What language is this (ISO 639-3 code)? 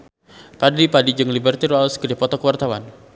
sun